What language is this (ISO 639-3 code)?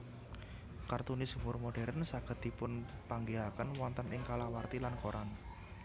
jav